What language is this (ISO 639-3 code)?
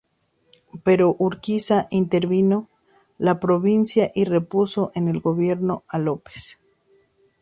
spa